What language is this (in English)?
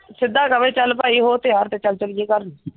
Punjabi